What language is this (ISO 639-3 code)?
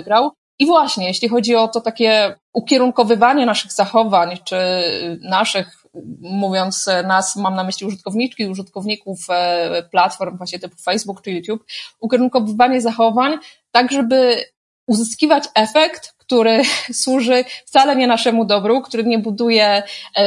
pol